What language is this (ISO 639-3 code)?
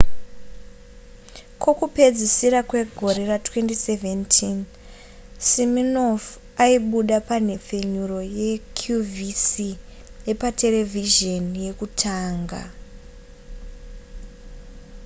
sna